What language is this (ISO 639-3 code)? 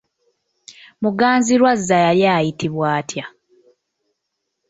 lug